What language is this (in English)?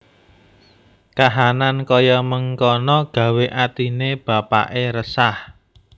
Javanese